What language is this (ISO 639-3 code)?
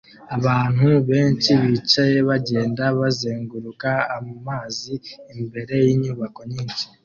kin